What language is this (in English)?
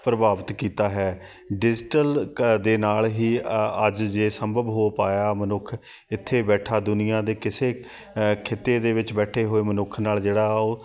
Punjabi